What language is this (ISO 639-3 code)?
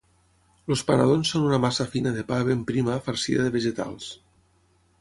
cat